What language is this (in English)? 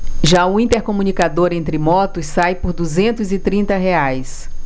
Portuguese